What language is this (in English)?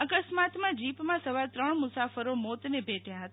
Gujarati